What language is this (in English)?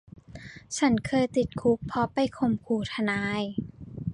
Thai